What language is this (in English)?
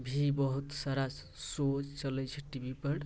Maithili